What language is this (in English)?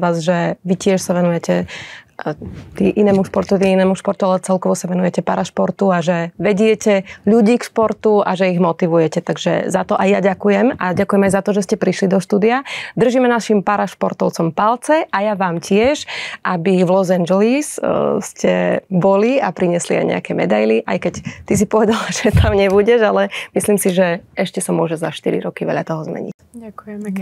Slovak